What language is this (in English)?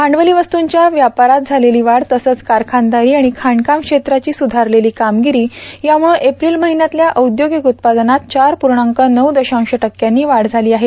Marathi